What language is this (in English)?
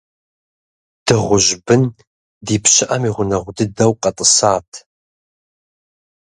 Kabardian